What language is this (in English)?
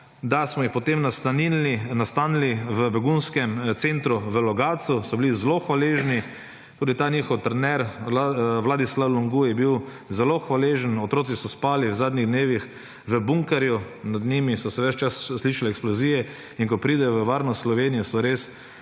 Slovenian